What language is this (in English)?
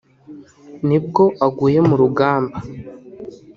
Kinyarwanda